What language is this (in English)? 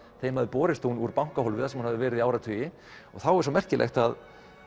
Icelandic